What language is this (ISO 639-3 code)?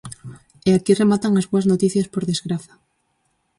glg